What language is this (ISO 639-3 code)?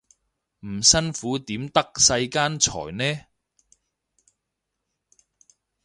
yue